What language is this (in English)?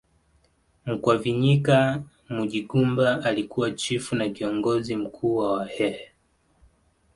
Swahili